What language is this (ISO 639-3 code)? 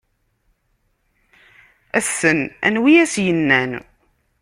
kab